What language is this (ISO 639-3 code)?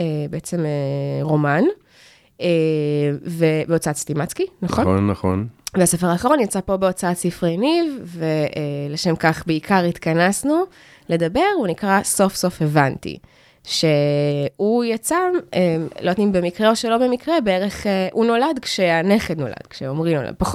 heb